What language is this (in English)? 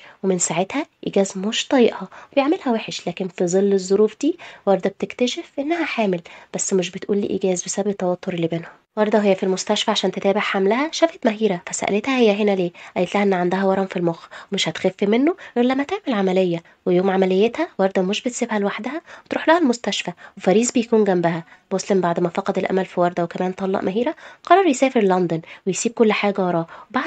Arabic